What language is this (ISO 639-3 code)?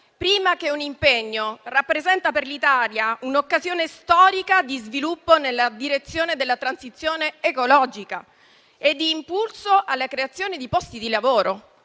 ita